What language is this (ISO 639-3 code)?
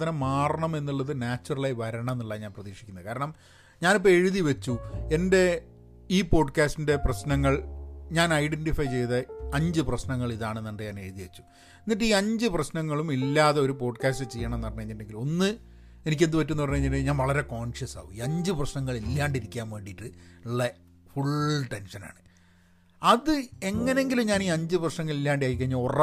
mal